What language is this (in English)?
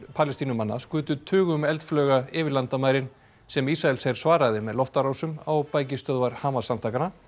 Icelandic